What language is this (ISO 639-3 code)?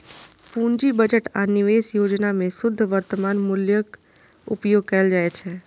mai